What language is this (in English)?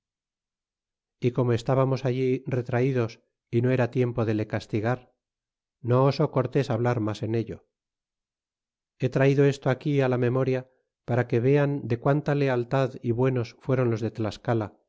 Spanish